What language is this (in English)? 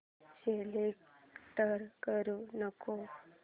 Marathi